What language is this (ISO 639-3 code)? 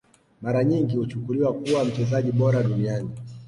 swa